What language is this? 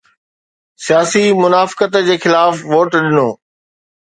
Sindhi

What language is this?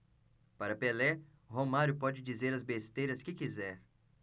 Portuguese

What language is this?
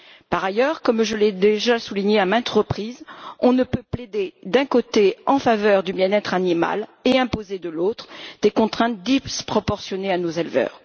French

